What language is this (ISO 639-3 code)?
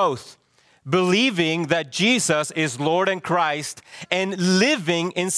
eng